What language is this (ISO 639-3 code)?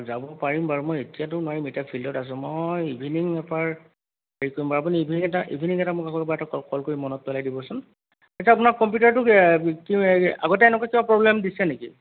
asm